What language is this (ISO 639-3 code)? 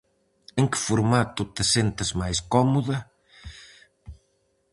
glg